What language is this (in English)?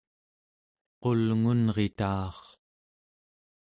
Central Yupik